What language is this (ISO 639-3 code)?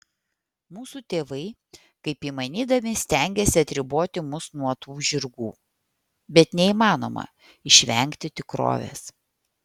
lit